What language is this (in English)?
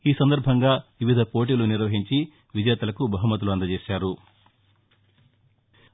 Telugu